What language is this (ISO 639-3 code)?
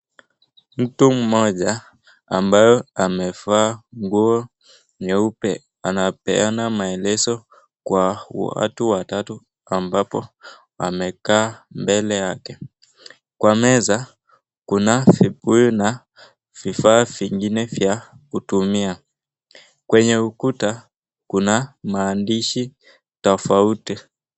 swa